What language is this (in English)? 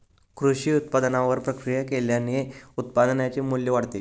Marathi